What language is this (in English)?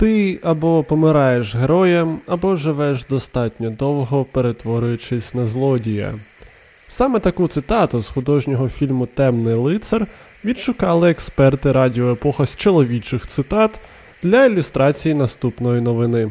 Ukrainian